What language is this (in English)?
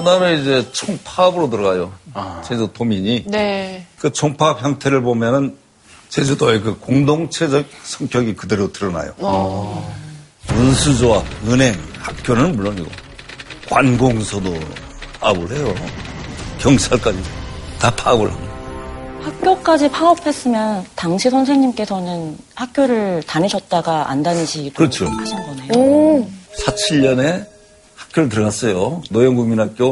Korean